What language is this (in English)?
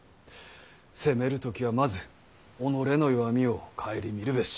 Japanese